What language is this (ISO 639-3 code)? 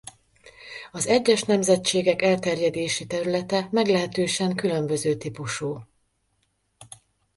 hun